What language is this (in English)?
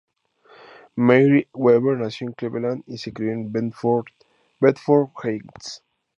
Spanish